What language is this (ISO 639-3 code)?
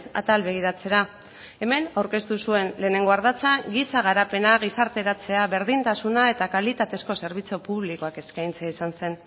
eus